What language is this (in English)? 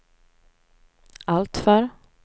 Swedish